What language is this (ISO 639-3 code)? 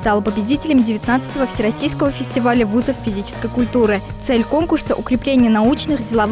rus